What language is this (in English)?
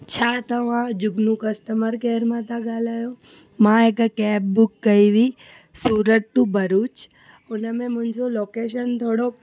Sindhi